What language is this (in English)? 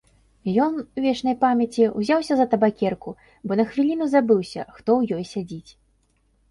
Belarusian